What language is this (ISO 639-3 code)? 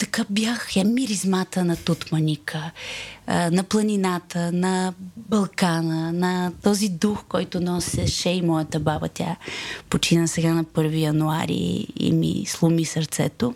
bul